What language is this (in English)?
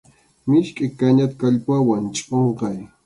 Arequipa-La Unión Quechua